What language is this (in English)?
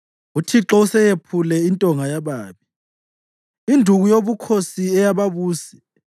North Ndebele